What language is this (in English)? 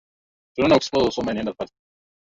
Swahili